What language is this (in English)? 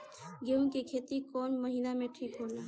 Bhojpuri